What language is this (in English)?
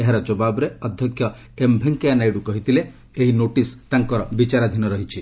Odia